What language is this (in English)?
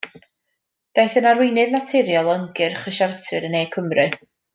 Welsh